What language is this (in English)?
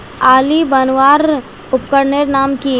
Magahi